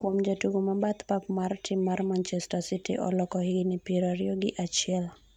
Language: Luo (Kenya and Tanzania)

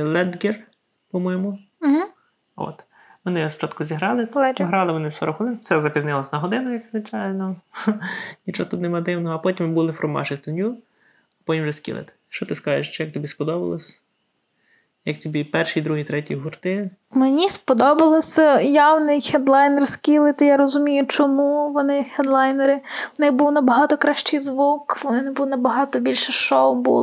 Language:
Ukrainian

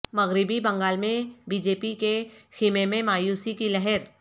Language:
Urdu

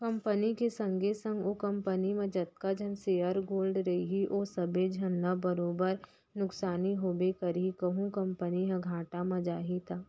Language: Chhattisgarhi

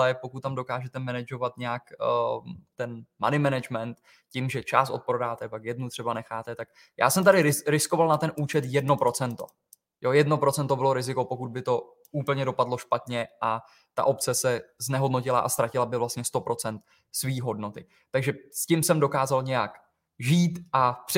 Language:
Czech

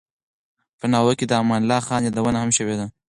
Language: Pashto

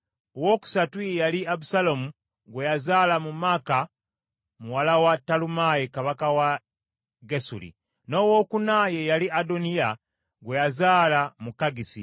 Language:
Ganda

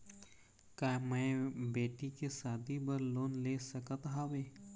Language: Chhattisgarhi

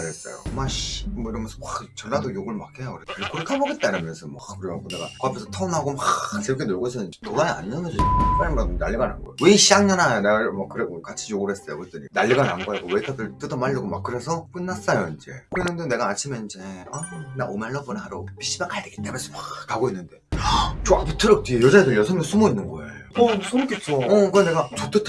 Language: Korean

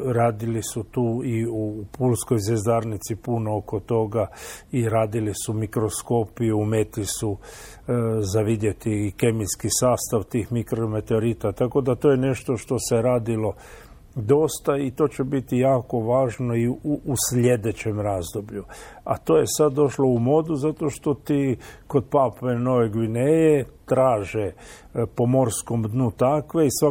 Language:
Croatian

